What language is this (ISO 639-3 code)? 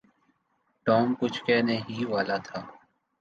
urd